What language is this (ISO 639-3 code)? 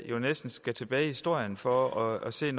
dan